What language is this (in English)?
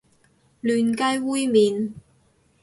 Cantonese